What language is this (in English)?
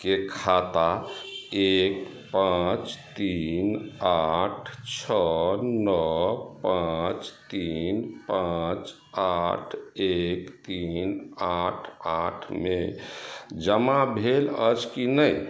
Maithili